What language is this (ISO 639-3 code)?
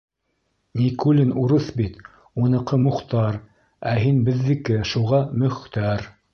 bak